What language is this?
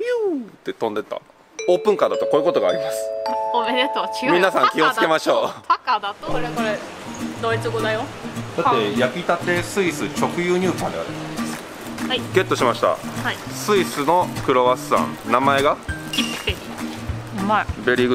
Japanese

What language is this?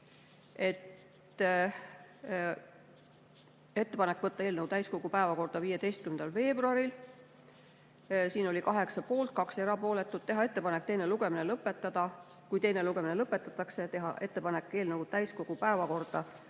Estonian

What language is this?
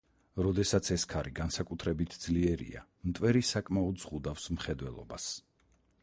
Georgian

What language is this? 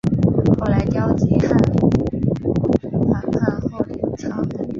Chinese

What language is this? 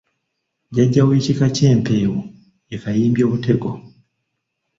Ganda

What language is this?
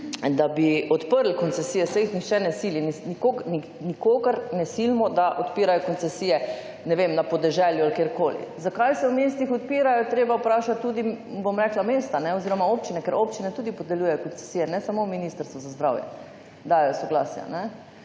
Slovenian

